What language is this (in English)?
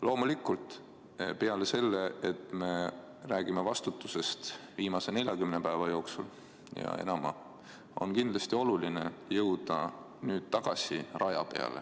Estonian